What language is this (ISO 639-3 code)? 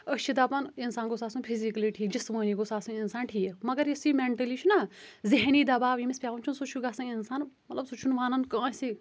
kas